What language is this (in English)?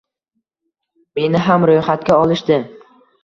Uzbek